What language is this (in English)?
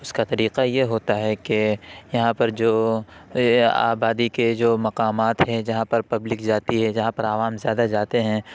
Urdu